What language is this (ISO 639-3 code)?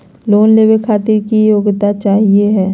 mag